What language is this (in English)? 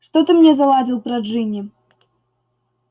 Russian